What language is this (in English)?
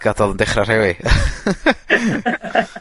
Welsh